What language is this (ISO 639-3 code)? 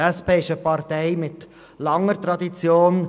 gsw